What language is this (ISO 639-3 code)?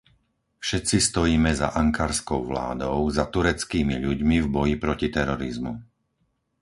slk